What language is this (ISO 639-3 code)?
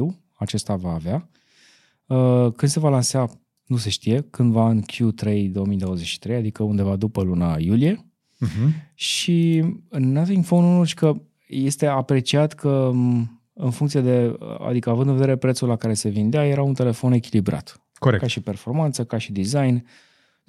ron